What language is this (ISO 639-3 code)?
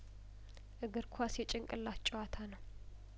amh